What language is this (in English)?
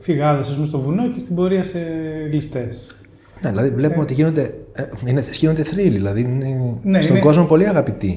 Greek